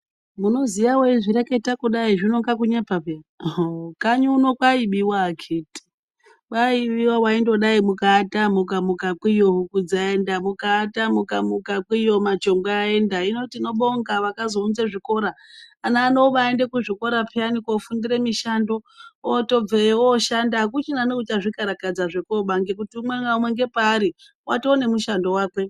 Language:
Ndau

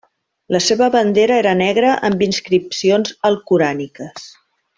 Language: Catalan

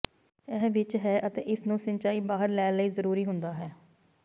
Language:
Punjabi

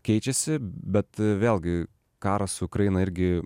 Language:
Lithuanian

